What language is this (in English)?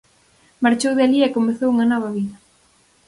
Galician